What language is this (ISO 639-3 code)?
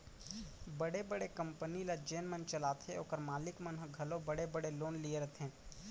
hne